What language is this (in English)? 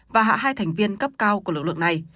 Vietnamese